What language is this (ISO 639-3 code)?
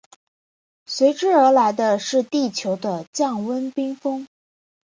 zho